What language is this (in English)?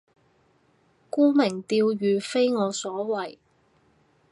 Cantonese